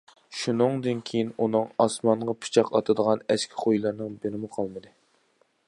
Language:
Uyghur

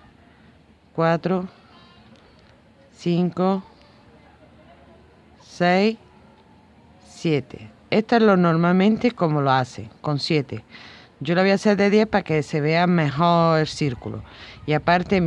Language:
Spanish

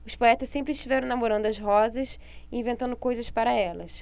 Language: Portuguese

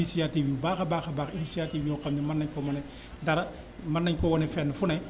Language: Wolof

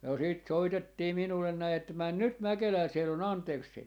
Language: Finnish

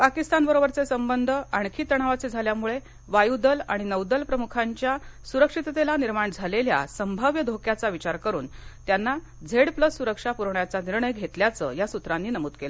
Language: Marathi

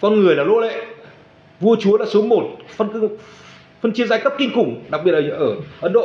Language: Vietnamese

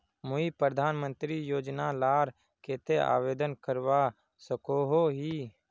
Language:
Magahi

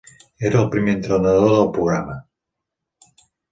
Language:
Catalan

